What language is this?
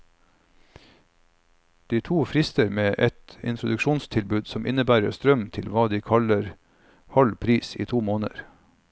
Norwegian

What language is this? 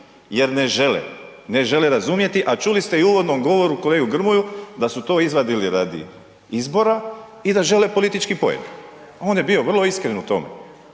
Croatian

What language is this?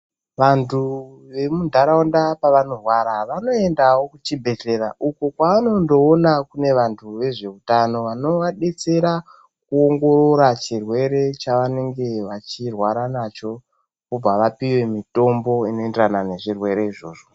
Ndau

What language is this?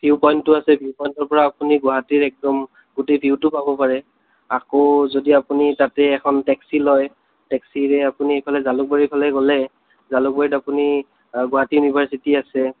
Assamese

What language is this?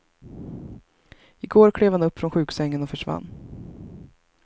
Swedish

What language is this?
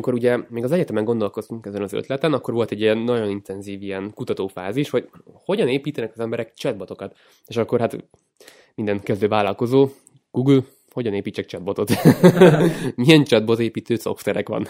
Hungarian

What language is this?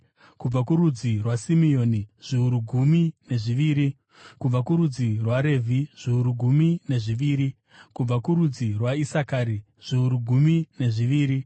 Shona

